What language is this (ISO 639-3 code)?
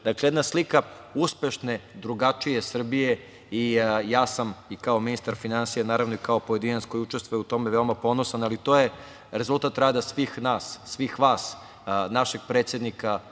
srp